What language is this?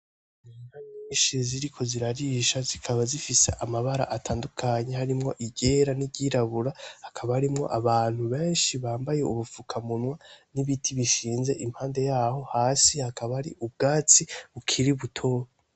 Rundi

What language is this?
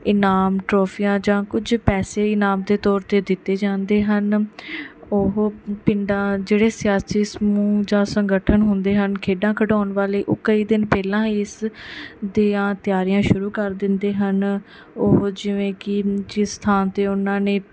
Punjabi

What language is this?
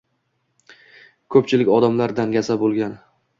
Uzbek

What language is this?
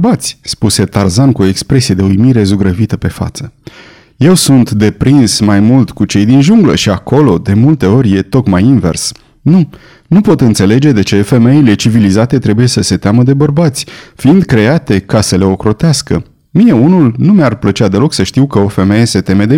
Romanian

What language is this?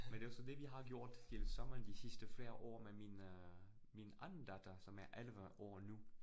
Danish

